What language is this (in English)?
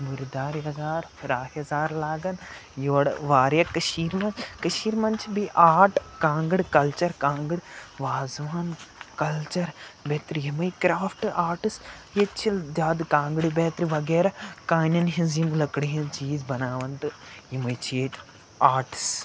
Kashmiri